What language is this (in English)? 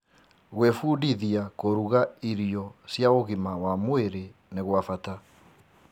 Kikuyu